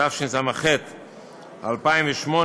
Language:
Hebrew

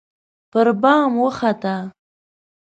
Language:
Pashto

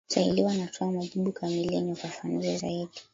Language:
Swahili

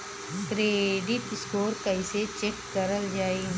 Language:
Bhojpuri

